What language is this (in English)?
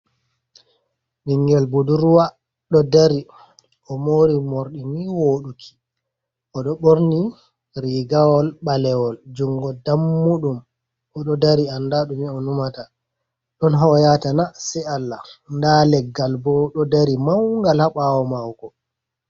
Fula